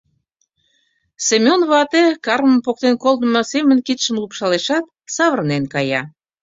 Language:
Mari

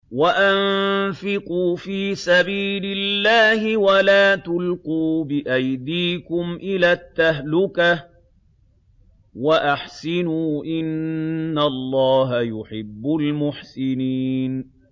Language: Arabic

